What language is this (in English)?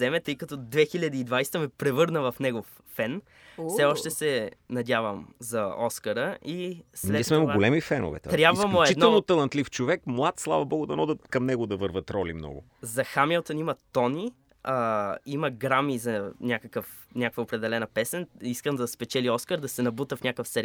Bulgarian